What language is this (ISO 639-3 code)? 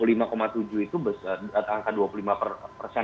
ind